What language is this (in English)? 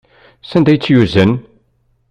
Kabyle